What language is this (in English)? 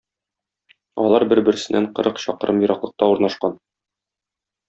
Tatar